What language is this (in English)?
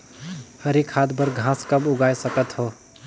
Chhattisgarhi